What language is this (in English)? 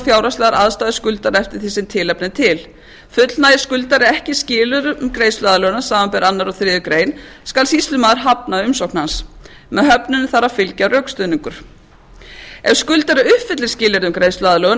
Icelandic